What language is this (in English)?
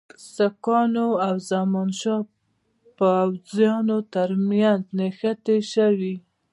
Pashto